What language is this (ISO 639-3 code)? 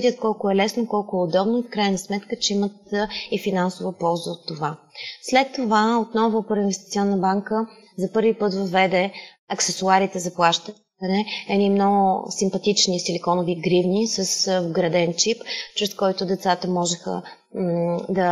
bul